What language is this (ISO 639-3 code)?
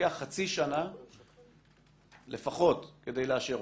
heb